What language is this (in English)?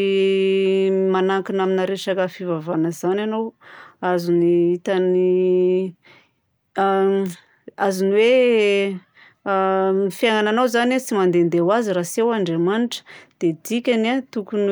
Southern Betsimisaraka Malagasy